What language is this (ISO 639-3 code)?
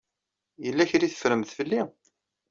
kab